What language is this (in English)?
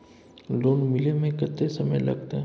Maithili